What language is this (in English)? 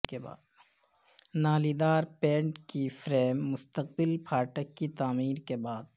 Urdu